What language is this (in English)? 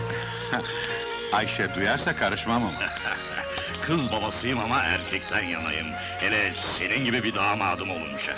Turkish